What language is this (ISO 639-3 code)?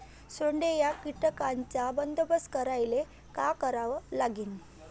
mar